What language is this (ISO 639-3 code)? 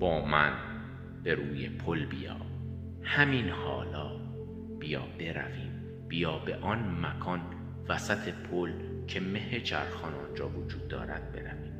fas